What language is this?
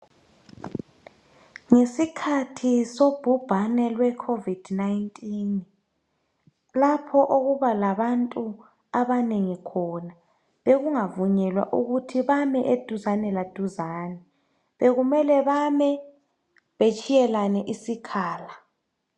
North Ndebele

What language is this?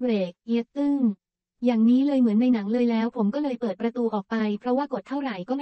Thai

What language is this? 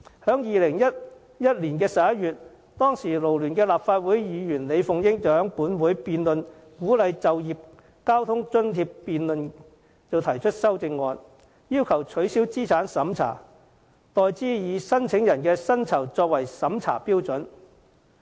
Cantonese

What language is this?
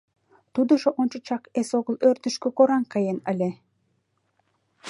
Mari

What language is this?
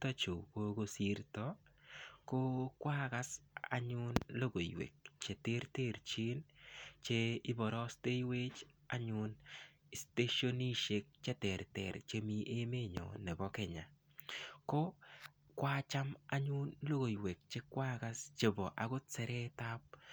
Kalenjin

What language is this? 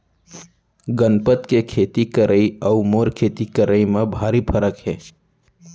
Chhattisgarhi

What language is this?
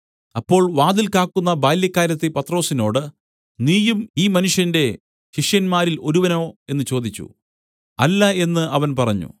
Malayalam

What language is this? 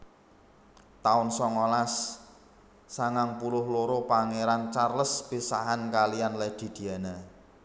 Javanese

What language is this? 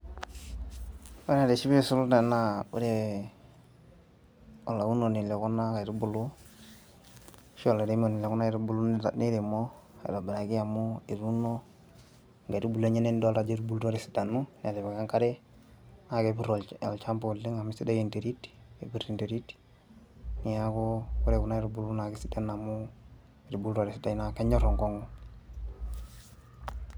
Masai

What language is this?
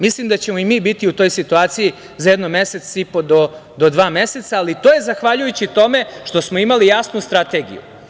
Serbian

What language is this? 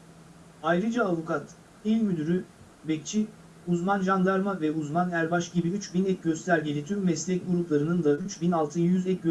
Turkish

